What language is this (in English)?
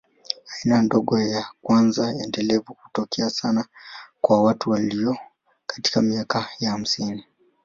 Swahili